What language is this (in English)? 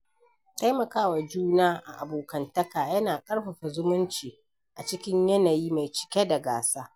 Hausa